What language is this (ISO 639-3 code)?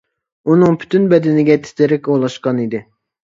uig